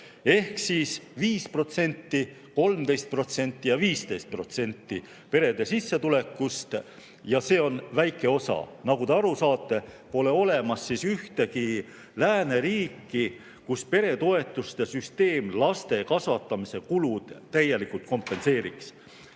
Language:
Estonian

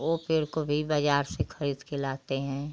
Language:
Hindi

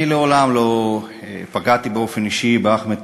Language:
Hebrew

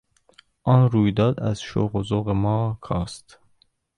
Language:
Persian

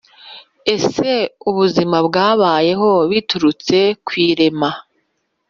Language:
Kinyarwanda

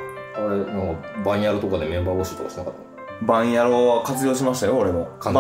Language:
Japanese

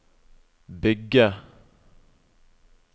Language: Norwegian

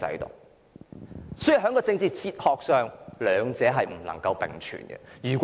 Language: Cantonese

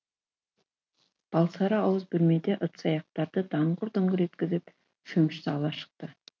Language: Kazakh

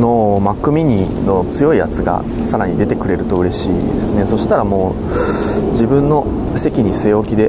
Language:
Japanese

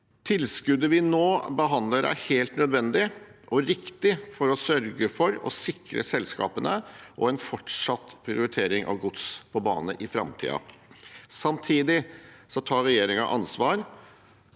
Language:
Norwegian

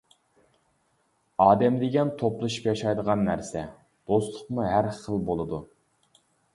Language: Uyghur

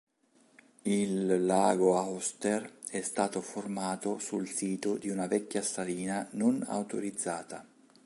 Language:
Italian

